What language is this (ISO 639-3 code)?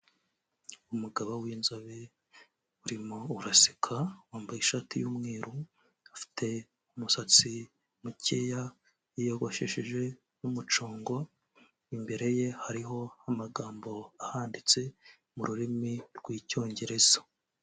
kin